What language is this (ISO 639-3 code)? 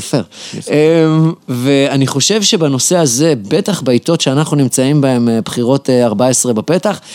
heb